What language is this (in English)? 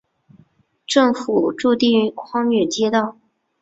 Chinese